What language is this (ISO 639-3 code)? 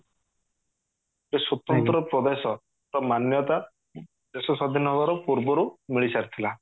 ori